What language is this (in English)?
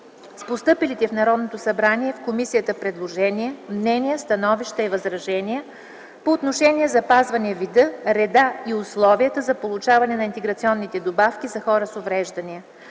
Bulgarian